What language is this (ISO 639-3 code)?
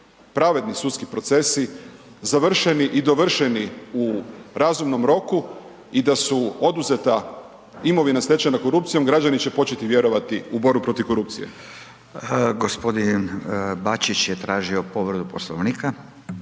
hrv